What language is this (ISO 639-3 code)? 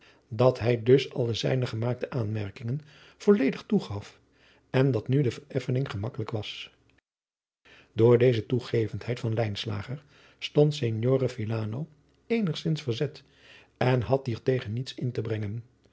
nld